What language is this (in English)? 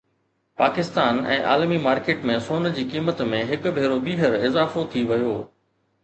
Sindhi